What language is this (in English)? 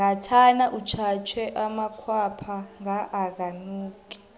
South Ndebele